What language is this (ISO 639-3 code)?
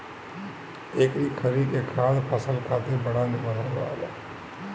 bho